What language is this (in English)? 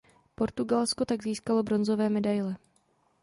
Czech